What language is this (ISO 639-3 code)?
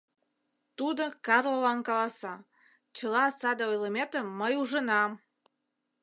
chm